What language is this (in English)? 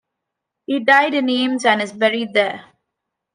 English